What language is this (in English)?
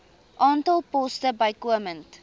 Afrikaans